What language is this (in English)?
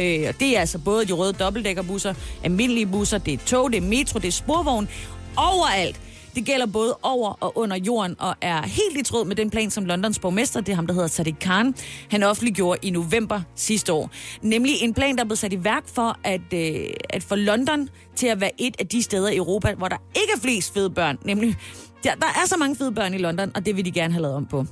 Danish